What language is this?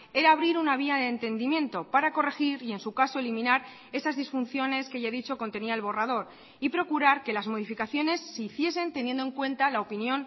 Spanish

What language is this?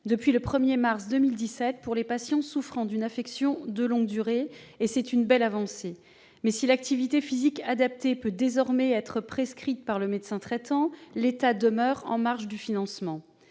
French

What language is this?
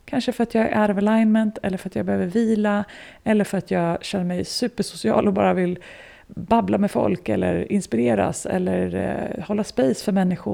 Swedish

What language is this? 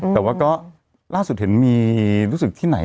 Thai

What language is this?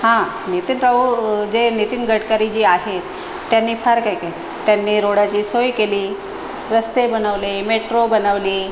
Marathi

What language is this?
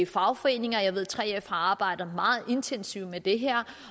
Danish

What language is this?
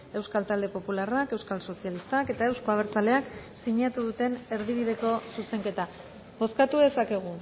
Basque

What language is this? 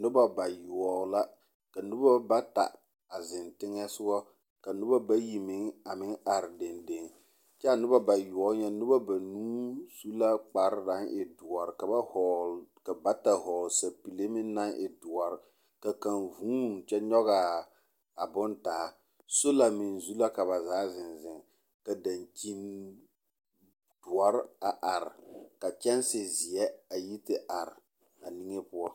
Southern Dagaare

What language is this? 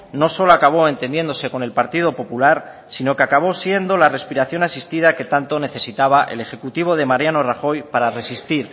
Spanish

